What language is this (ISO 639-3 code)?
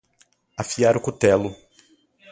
por